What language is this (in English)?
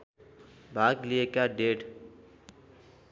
Nepali